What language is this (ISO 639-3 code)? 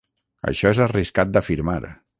cat